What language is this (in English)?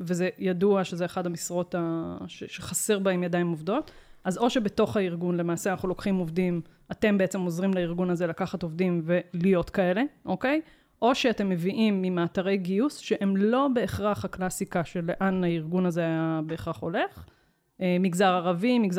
Hebrew